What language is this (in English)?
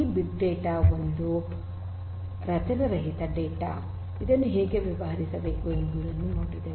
Kannada